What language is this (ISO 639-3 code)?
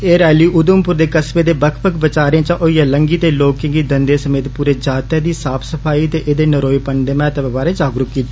doi